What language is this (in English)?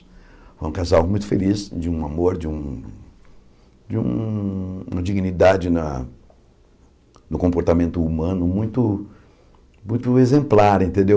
Portuguese